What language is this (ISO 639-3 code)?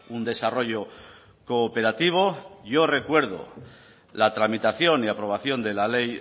spa